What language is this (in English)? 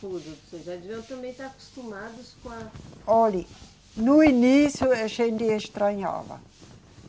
Portuguese